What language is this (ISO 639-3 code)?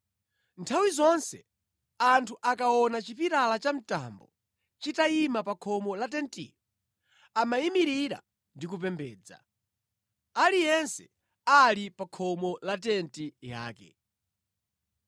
nya